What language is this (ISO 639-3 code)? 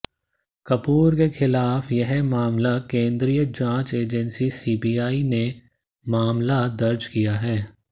hin